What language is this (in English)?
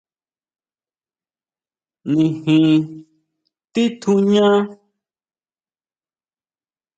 Huautla Mazatec